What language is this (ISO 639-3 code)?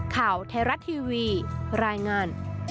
tha